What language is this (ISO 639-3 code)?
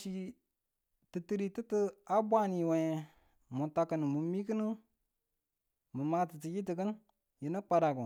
tul